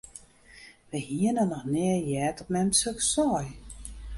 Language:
Western Frisian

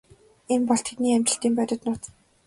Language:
Mongolian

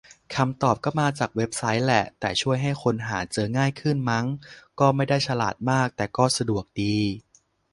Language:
Thai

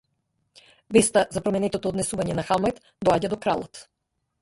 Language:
Macedonian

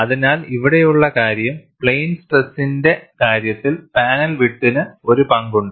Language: Malayalam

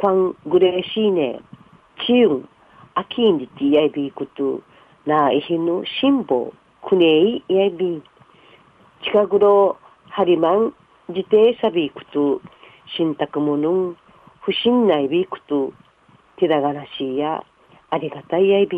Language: Japanese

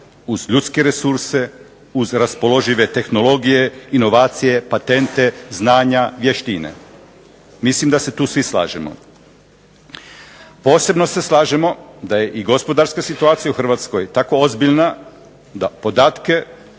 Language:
Croatian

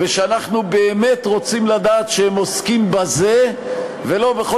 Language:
Hebrew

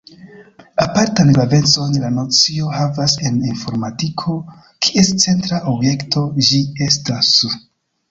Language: Esperanto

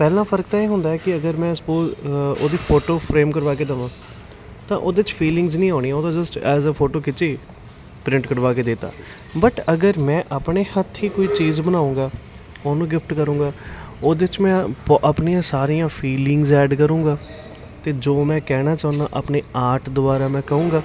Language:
Punjabi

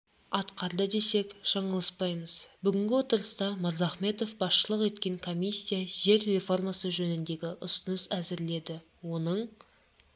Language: Kazakh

